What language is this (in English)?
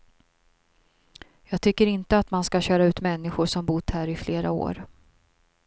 Swedish